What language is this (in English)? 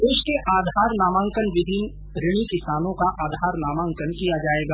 Hindi